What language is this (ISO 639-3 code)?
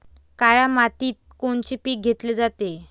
mar